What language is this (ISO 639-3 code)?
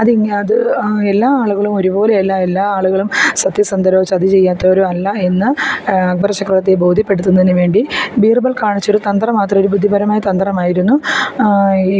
mal